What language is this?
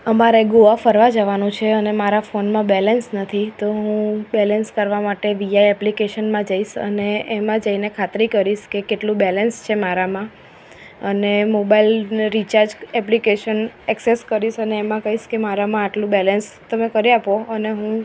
Gujarati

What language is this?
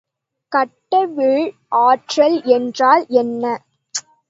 Tamil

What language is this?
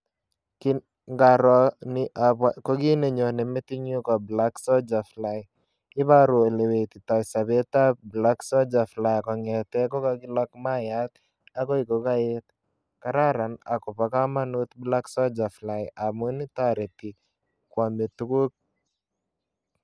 Kalenjin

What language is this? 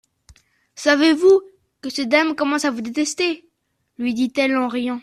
French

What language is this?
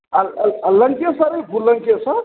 Maithili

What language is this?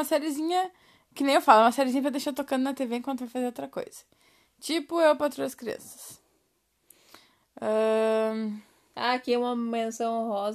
Portuguese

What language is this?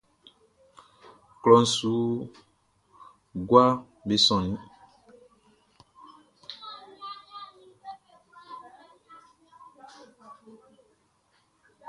Baoulé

